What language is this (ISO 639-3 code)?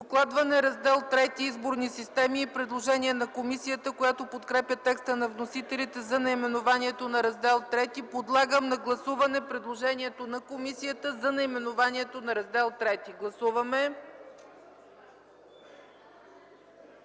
bul